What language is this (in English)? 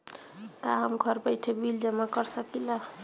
Bhojpuri